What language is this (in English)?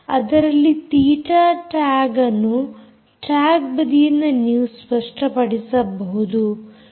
Kannada